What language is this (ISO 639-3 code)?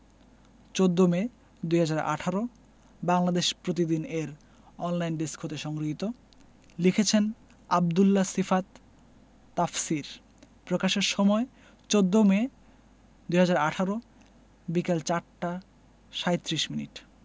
ben